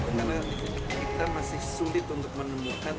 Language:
Indonesian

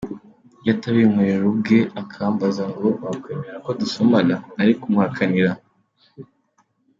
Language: Kinyarwanda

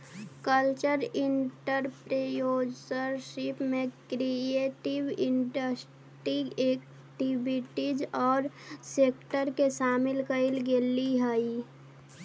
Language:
Magahi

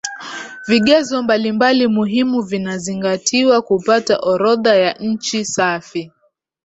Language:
Swahili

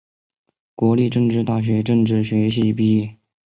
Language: Chinese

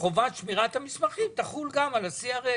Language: Hebrew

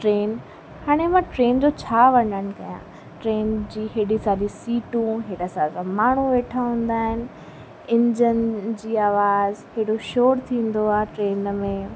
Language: Sindhi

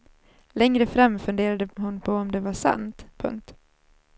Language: Swedish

